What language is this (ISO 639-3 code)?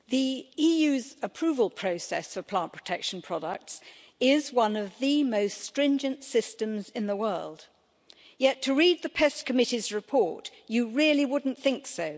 eng